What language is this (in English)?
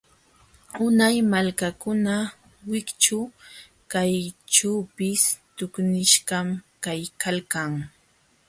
Jauja Wanca Quechua